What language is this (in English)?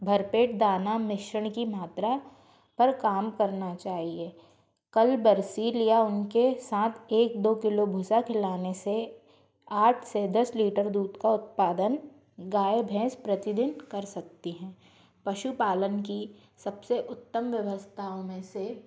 Hindi